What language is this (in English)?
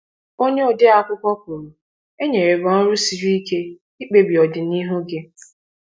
Igbo